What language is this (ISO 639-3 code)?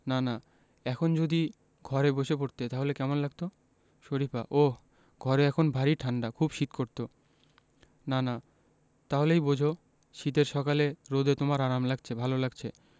ben